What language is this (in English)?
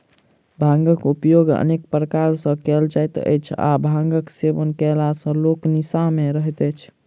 Maithili